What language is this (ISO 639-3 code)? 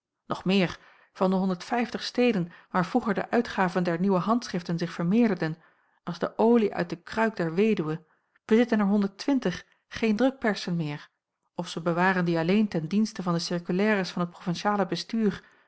nld